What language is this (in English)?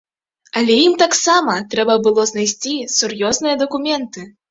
Belarusian